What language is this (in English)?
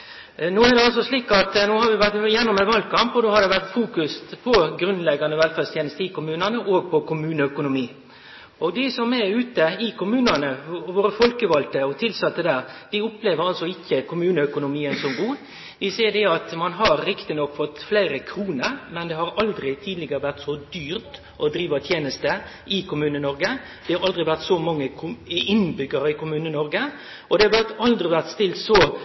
Norwegian Nynorsk